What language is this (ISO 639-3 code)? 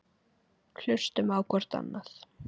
isl